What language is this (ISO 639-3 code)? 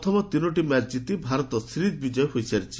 ori